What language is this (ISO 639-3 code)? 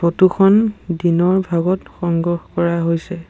asm